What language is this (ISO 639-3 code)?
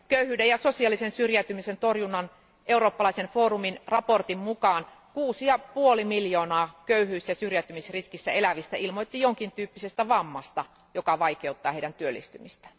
fin